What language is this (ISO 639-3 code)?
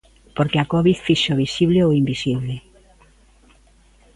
glg